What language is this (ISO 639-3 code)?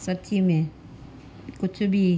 snd